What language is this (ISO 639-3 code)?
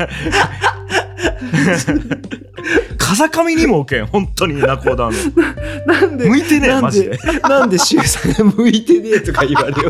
jpn